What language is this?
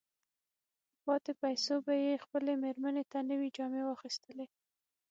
Pashto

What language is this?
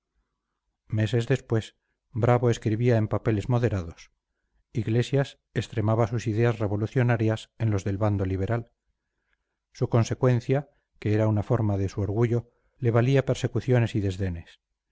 Spanish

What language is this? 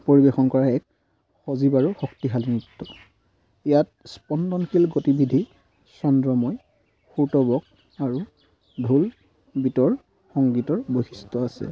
Assamese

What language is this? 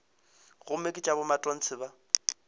Northern Sotho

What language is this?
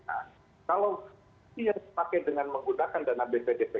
Indonesian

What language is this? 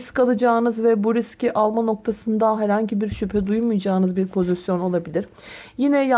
Turkish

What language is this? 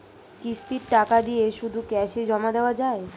Bangla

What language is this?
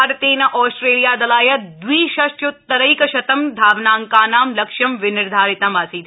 Sanskrit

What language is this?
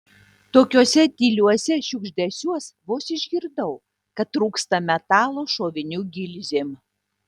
Lithuanian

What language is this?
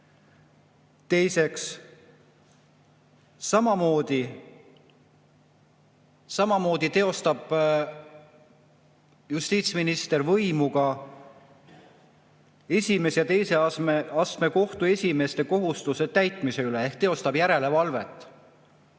Estonian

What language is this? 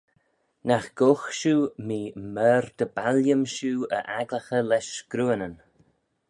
Manx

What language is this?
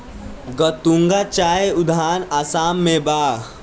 Bhojpuri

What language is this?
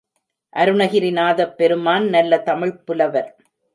Tamil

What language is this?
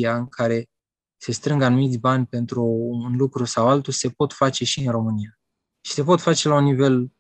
Romanian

